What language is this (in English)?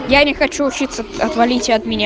Russian